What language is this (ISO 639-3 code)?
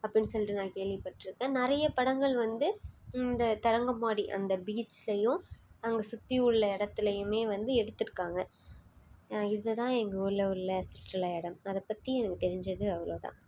tam